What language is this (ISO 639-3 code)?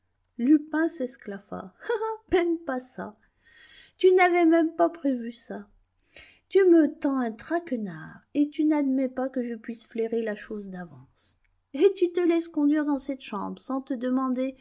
fra